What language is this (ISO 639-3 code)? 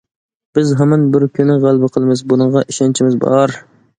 uig